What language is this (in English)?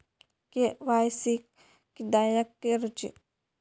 Marathi